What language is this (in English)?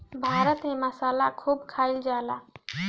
Bhojpuri